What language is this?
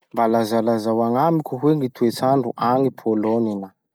Masikoro Malagasy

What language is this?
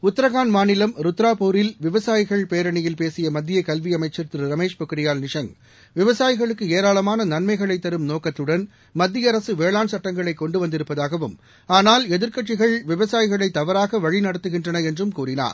Tamil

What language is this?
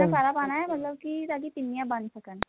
Punjabi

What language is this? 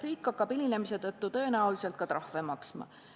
Estonian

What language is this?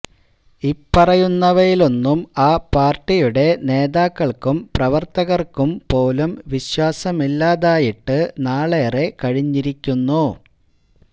Malayalam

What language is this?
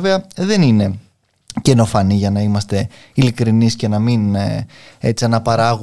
Greek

